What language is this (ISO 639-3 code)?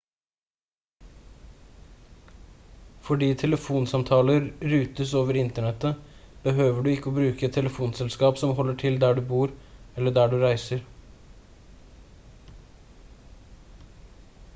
nob